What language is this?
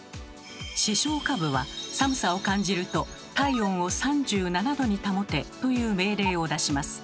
Japanese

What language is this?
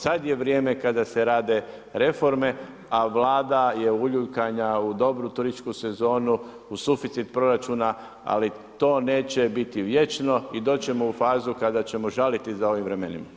Croatian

